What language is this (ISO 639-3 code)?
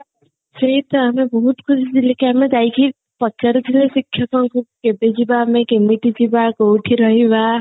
ori